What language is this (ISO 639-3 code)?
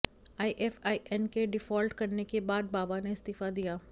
hin